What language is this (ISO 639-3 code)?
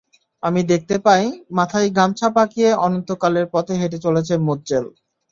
ben